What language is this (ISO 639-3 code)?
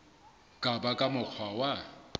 sot